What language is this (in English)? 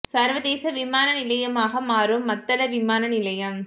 Tamil